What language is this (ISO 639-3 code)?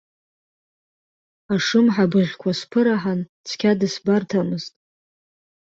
abk